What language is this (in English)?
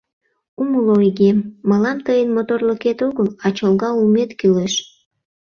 Mari